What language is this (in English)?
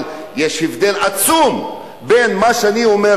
Hebrew